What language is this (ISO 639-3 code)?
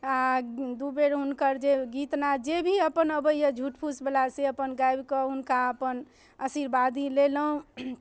mai